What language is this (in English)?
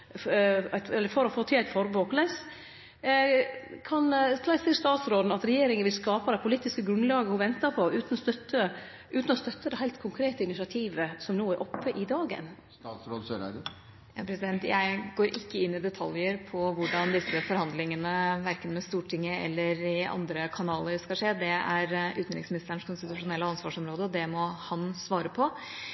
Norwegian